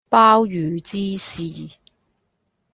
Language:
Cantonese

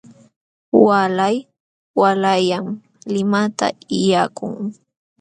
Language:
Jauja Wanca Quechua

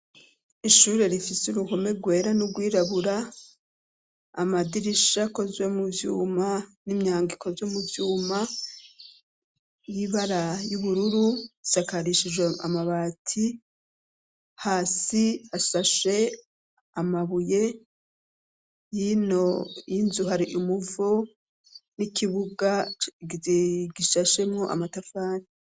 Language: Rundi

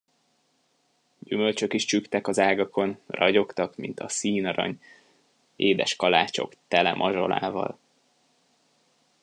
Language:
Hungarian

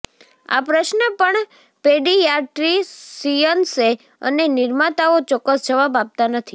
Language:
Gujarati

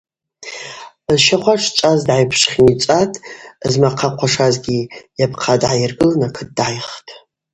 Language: Abaza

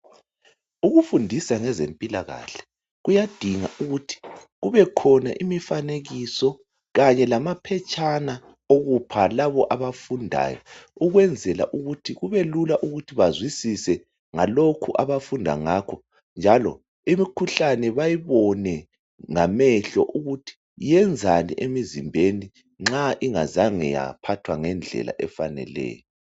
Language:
North Ndebele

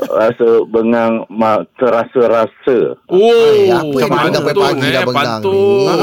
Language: Malay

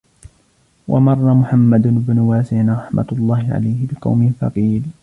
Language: Arabic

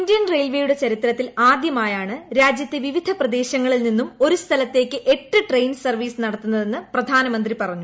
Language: Malayalam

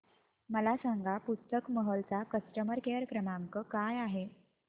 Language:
Marathi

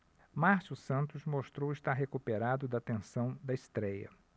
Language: Portuguese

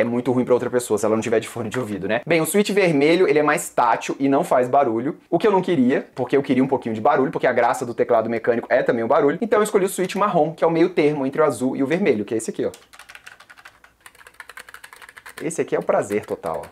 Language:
Portuguese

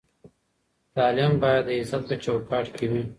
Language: Pashto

